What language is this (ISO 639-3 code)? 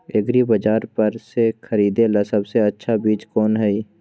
mag